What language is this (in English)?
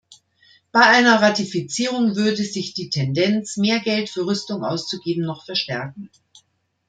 German